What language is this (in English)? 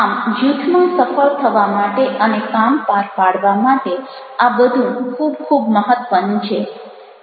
Gujarati